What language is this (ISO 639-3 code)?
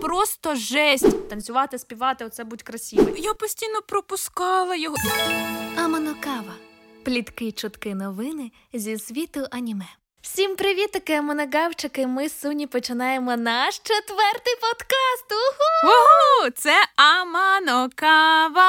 ukr